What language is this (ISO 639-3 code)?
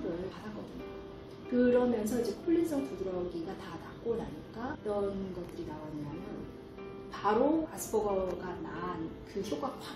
kor